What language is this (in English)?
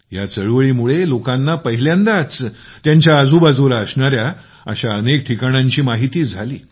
Marathi